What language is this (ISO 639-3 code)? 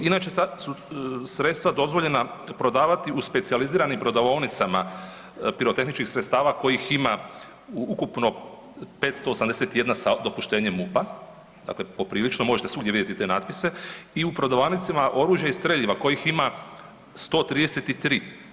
hrv